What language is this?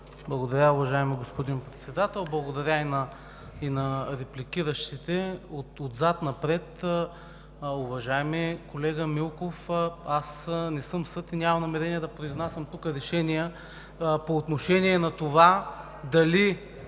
Bulgarian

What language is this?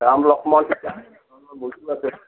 Assamese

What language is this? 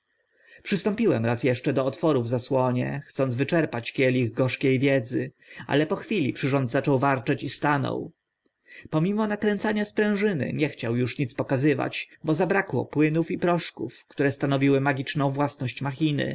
Polish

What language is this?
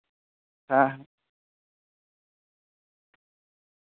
Santali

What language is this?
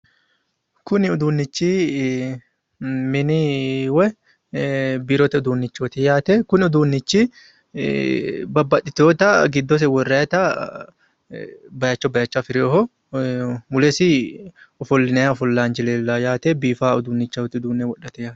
Sidamo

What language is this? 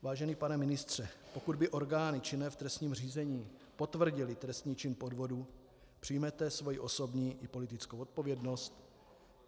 Czech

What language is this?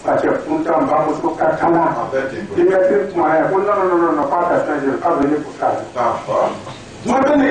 Romanian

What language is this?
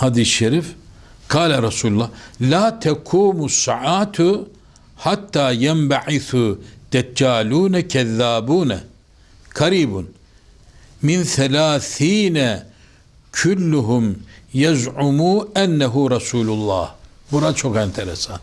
Turkish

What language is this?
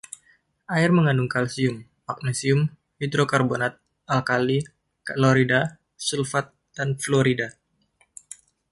Indonesian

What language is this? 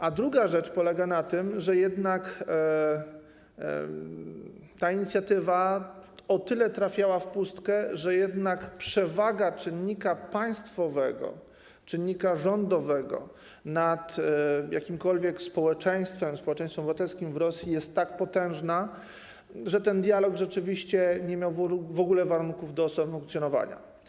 Polish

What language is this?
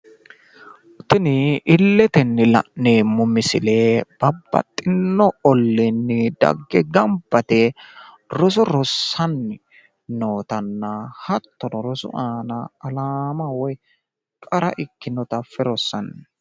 Sidamo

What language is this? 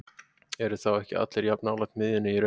Icelandic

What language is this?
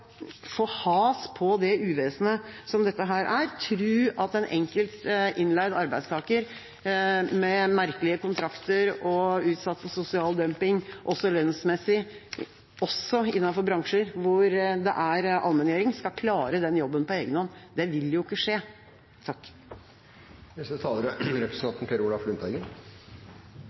Norwegian Bokmål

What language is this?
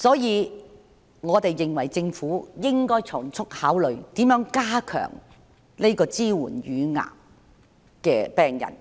Cantonese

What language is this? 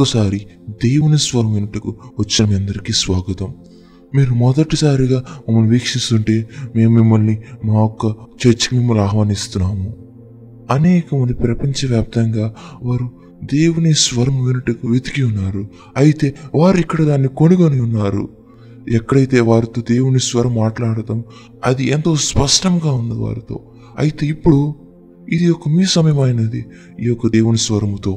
Telugu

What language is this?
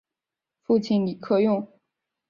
Chinese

